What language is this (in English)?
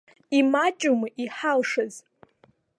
Abkhazian